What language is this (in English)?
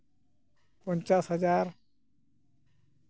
Santali